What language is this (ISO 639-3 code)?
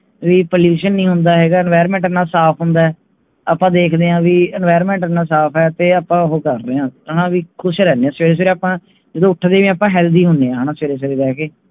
pan